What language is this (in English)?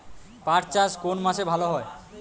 Bangla